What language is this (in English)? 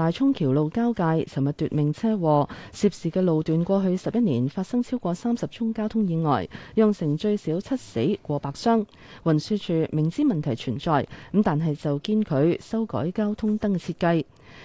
Chinese